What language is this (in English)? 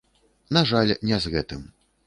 Belarusian